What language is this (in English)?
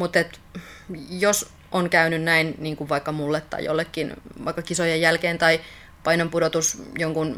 Finnish